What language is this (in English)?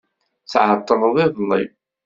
Kabyle